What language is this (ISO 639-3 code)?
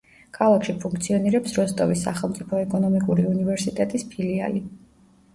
kat